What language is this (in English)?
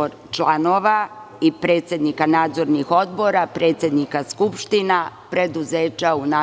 Serbian